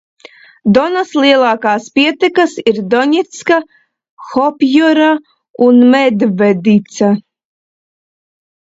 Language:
Latvian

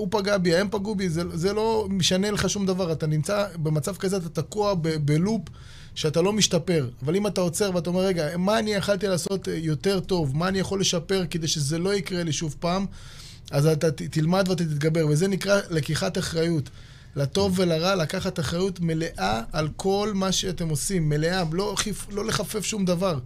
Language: Hebrew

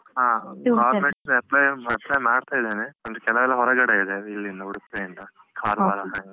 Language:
Kannada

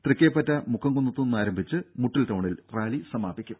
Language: Malayalam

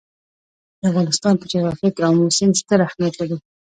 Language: Pashto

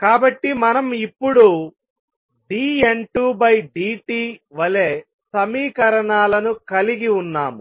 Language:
Telugu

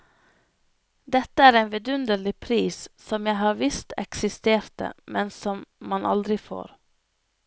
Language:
Norwegian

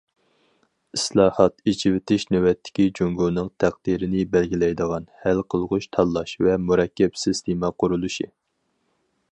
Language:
Uyghur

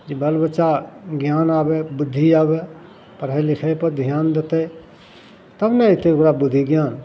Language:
Maithili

